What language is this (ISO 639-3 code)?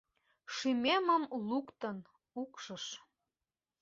chm